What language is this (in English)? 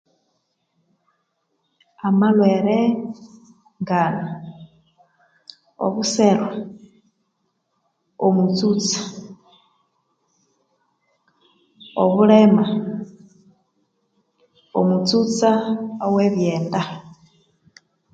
Konzo